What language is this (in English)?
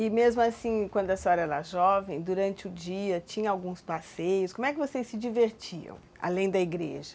Portuguese